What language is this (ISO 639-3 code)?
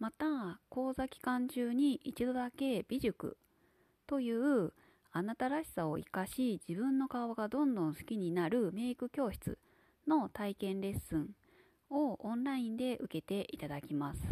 jpn